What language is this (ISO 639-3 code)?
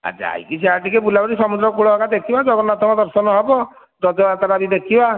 ori